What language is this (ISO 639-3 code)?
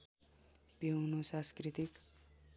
nep